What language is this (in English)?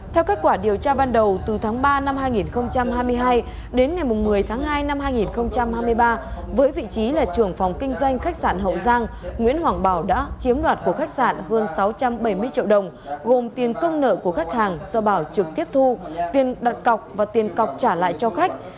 Vietnamese